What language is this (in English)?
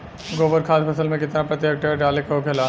Bhojpuri